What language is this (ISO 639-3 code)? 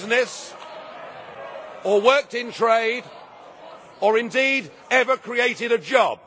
eng